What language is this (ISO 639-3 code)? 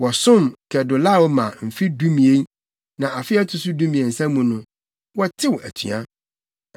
aka